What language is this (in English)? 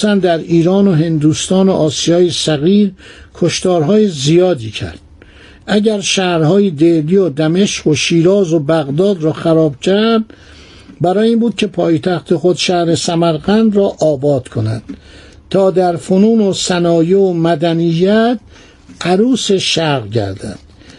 Persian